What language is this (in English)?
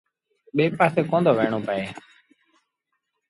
Sindhi Bhil